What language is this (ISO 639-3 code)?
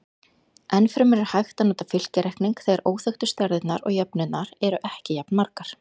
isl